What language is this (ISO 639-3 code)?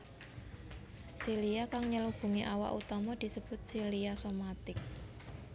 jav